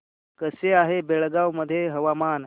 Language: Marathi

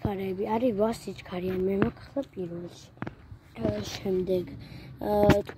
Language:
Turkish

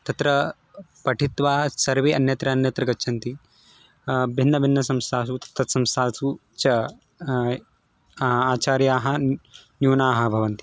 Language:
Sanskrit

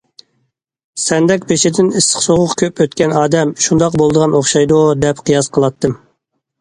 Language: Uyghur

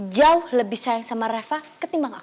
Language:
Indonesian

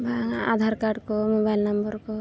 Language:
Santali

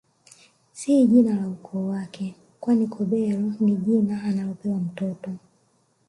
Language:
Swahili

